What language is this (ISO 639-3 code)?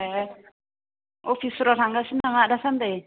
brx